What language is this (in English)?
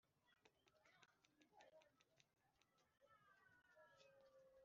Kinyarwanda